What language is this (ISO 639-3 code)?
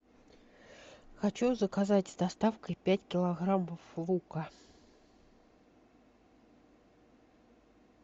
rus